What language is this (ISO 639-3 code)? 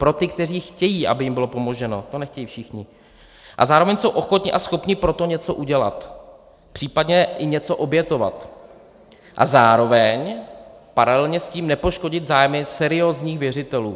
ces